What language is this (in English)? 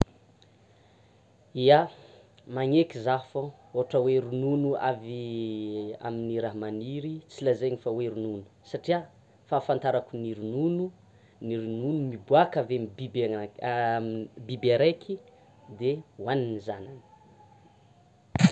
Tsimihety Malagasy